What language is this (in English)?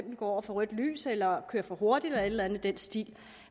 Danish